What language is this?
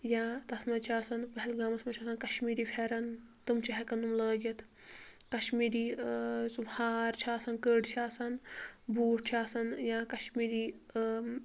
Kashmiri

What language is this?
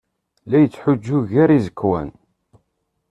Kabyle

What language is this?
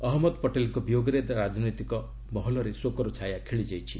Odia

